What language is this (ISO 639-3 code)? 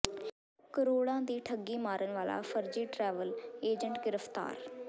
pan